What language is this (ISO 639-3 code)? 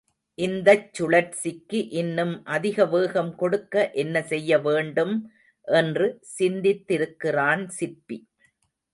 tam